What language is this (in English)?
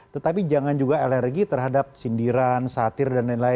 Indonesian